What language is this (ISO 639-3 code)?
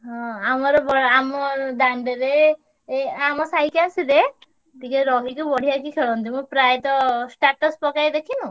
ori